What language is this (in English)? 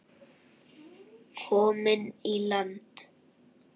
Icelandic